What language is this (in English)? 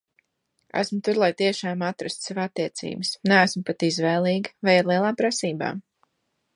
Latvian